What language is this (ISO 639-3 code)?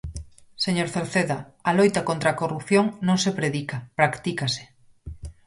glg